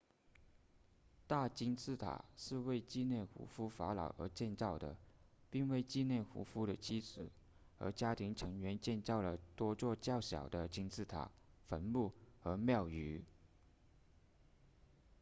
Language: Chinese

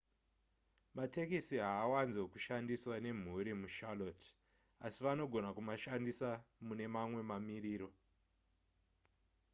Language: Shona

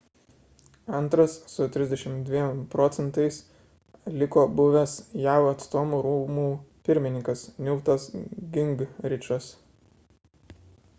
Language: Lithuanian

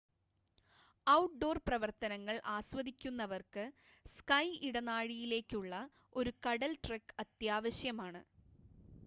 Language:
Malayalam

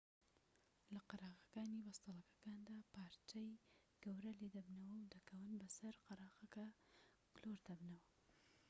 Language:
Central Kurdish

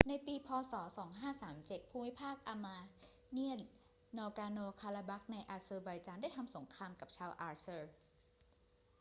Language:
Thai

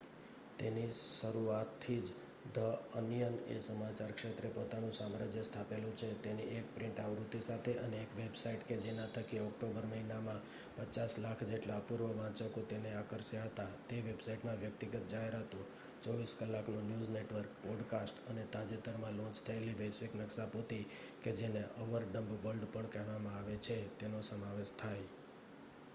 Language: Gujarati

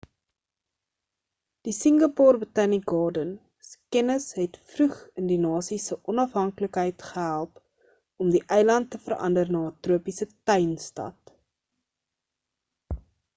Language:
Afrikaans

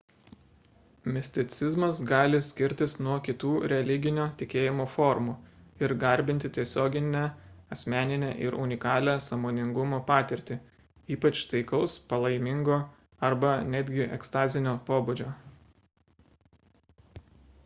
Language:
Lithuanian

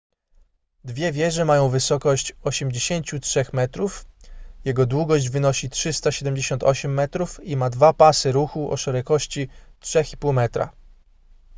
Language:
Polish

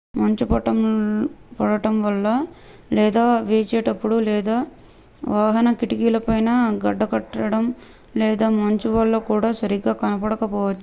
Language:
Telugu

